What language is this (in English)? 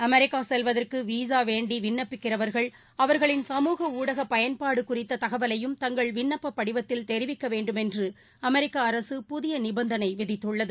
Tamil